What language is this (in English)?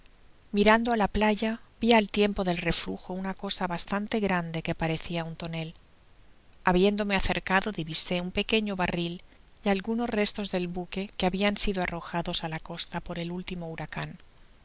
Spanish